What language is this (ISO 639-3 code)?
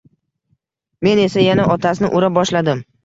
uzb